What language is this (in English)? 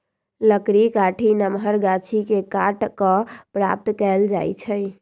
Magahi